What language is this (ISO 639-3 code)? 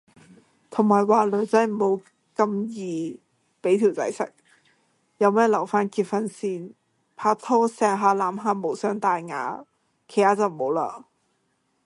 yue